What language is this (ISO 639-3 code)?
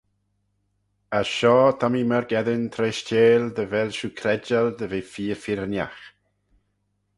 glv